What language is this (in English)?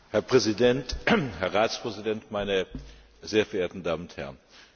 German